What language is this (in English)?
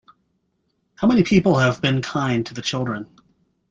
English